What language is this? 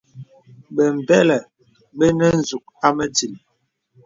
Bebele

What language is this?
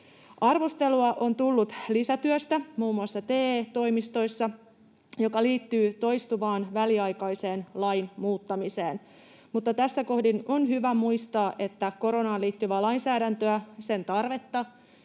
Finnish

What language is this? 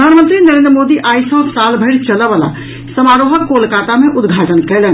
Maithili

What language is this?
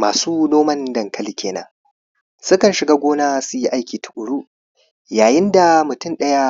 Hausa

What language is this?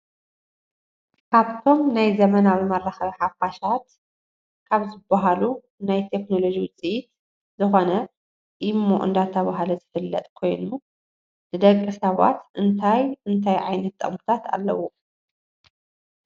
Tigrinya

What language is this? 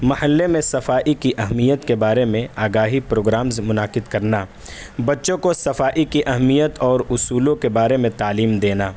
Urdu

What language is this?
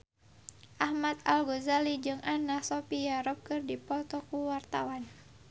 Sundanese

